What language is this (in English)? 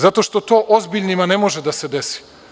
Serbian